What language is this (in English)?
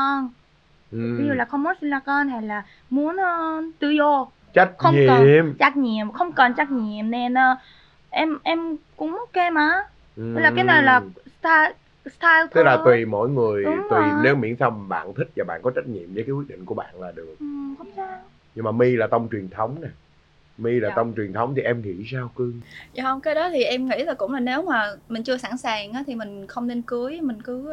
Vietnamese